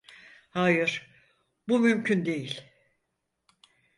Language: Turkish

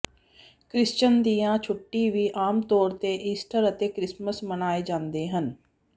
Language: Punjabi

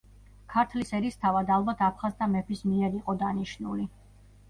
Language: Georgian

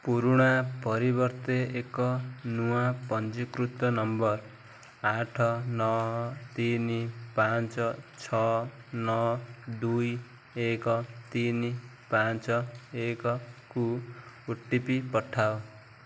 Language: Odia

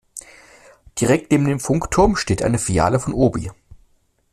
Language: German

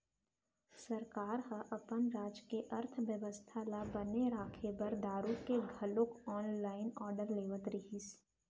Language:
Chhattisgarhi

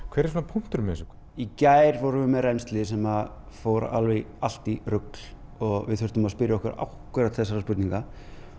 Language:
Icelandic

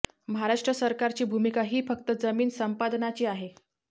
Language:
Marathi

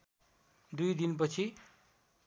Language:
Nepali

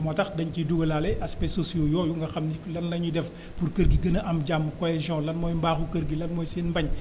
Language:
Wolof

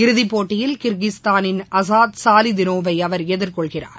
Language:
Tamil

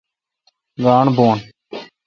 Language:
Kalkoti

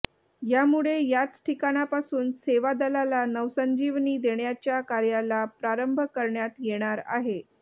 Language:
Marathi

